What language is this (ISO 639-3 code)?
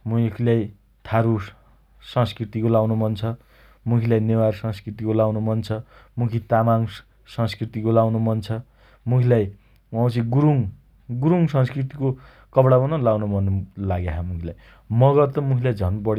dty